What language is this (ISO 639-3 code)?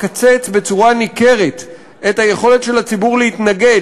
heb